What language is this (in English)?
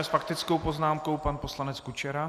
Czech